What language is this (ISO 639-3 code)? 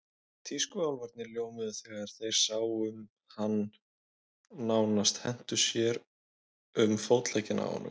isl